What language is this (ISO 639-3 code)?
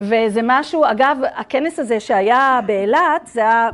heb